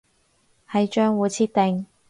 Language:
Cantonese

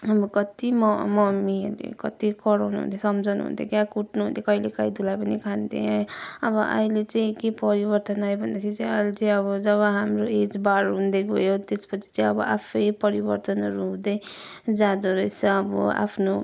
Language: Nepali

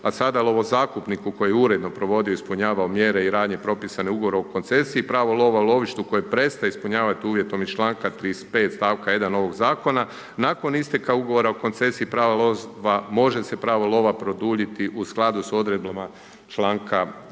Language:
Croatian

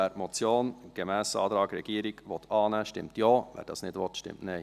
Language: Swiss German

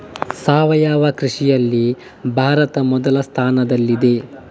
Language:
Kannada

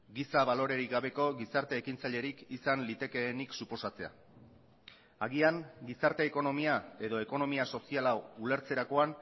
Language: Basque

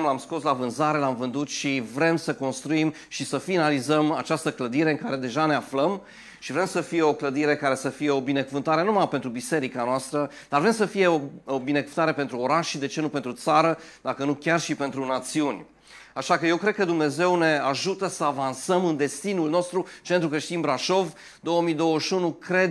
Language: Romanian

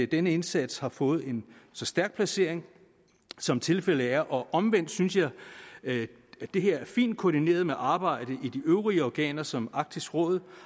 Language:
Danish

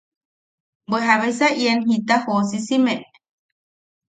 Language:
Yaqui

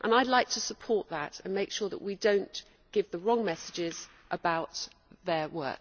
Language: English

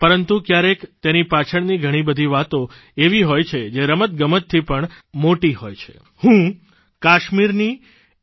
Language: Gujarati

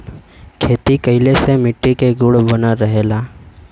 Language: Bhojpuri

